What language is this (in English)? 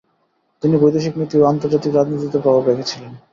Bangla